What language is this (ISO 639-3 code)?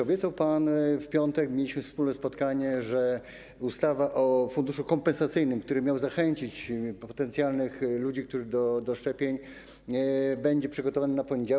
pol